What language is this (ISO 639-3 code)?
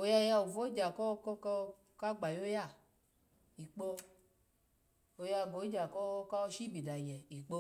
ala